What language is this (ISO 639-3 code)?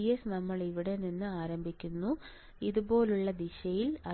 mal